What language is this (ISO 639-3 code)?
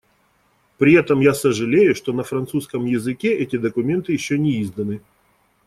rus